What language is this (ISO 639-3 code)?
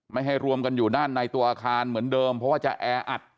tha